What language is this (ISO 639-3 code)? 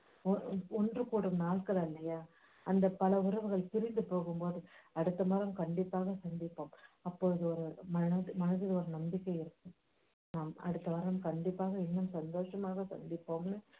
tam